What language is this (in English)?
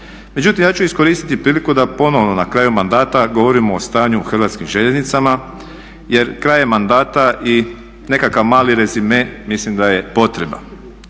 Croatian